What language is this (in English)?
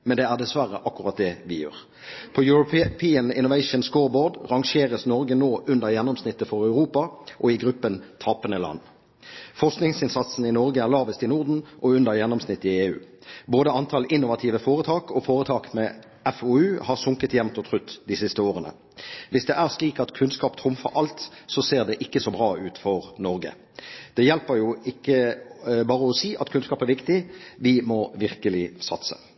Norwegian Bokmål